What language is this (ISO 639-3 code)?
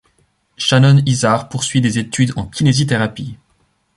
fra